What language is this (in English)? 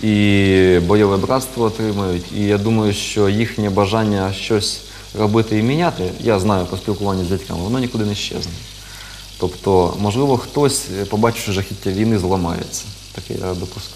Ukrainian